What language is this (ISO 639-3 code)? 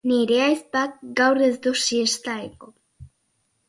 eus